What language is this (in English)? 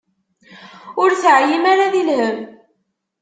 Kabyle